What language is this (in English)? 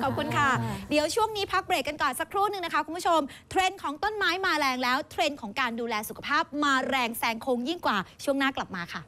Thai